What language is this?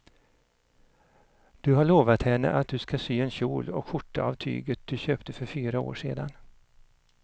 Swedish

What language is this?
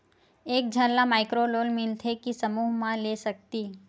Chhattisgarhi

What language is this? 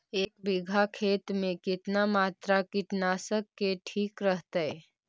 Magahi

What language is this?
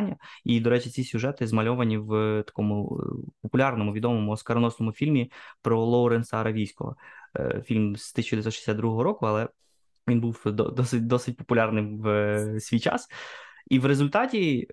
Ukrainian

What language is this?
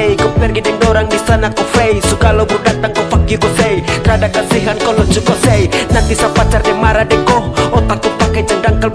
Indonesian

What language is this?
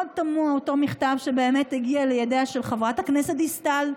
Hebrew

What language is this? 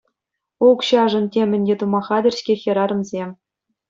Chuvash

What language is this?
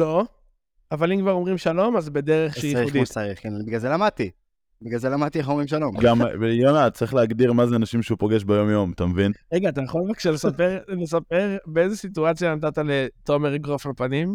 Hebrew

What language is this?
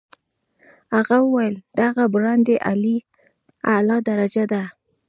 Pashto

